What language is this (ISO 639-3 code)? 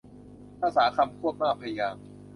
tha